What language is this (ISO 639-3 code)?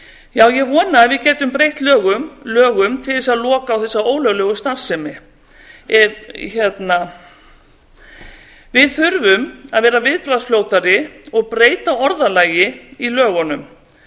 isl